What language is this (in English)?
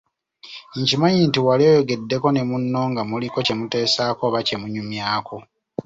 Ganda